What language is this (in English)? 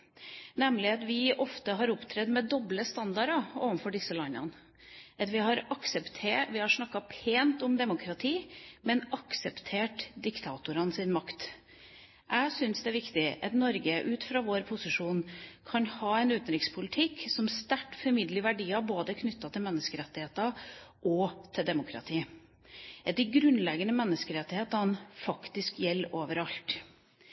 Norwegian Bokmål